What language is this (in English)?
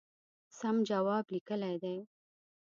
Pashto